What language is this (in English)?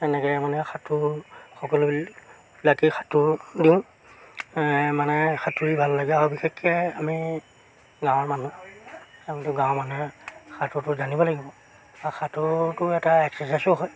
Assamese